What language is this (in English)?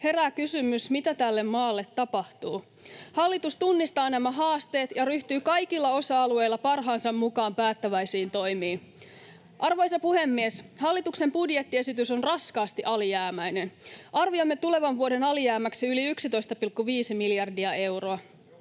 Finnish